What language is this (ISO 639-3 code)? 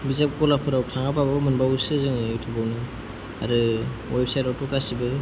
brx